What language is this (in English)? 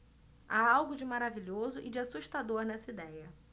Portuguese